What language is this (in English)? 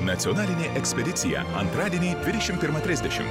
Lithuanian